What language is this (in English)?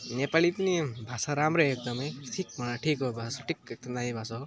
Nepali